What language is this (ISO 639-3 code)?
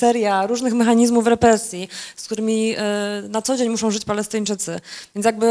pol